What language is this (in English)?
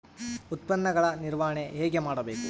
Kannada